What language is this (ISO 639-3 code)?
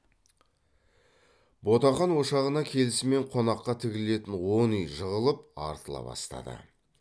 kaz